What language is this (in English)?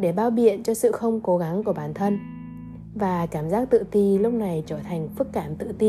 Vietnamese